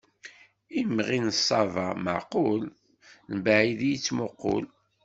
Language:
Kabyle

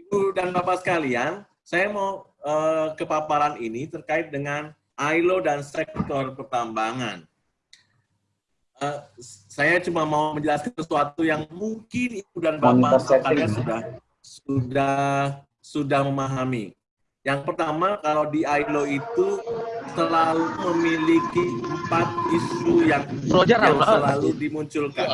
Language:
Indonesian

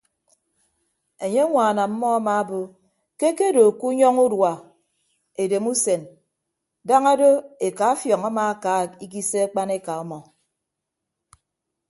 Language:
Ibibio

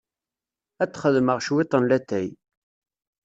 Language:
Kabyle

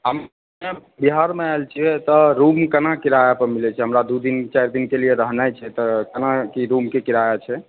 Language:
Maithili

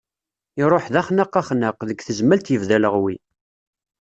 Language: Kabyle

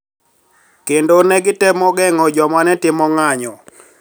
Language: Luo (Kenya and Tanzania)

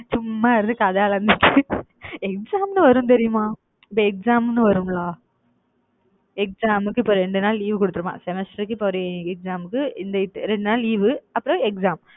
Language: Tamil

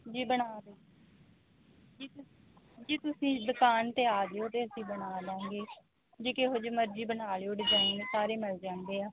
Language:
Punjabi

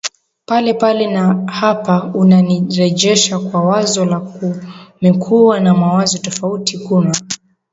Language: Swahili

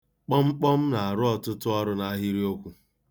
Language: Igbo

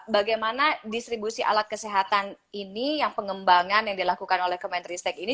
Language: Indonesian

